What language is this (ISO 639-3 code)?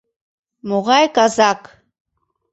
chm